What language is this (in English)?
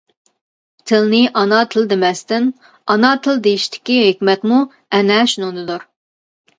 Uyghur